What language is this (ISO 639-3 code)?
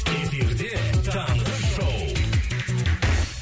kaz